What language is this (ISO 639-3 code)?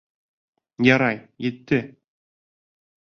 bak